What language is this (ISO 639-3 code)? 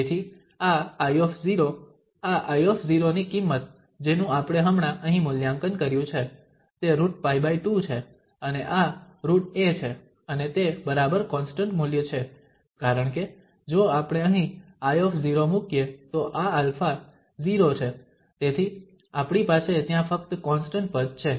guj